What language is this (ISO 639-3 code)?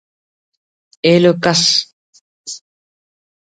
brh